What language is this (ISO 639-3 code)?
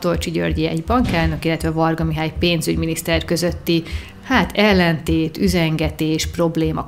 hun